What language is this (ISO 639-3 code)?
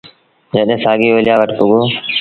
sbn